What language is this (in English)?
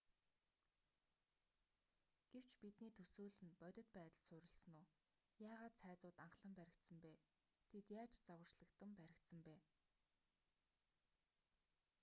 Mongolian